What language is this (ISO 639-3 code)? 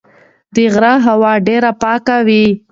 pus